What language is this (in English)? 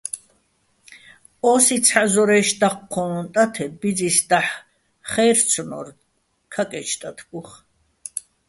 Bats